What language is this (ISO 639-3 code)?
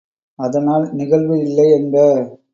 tam